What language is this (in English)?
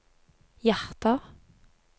Norwegian